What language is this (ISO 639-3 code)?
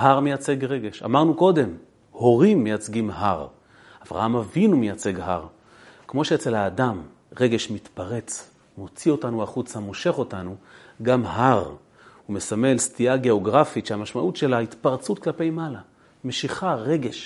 heb